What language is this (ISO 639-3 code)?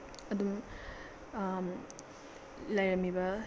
mni